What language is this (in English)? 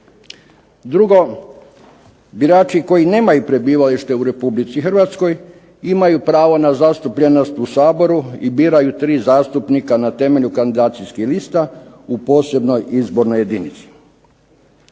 Croatian